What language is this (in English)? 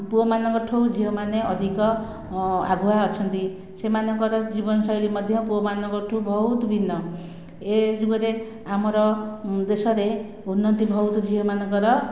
Odia